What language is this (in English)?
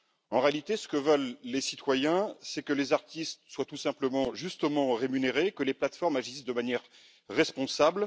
French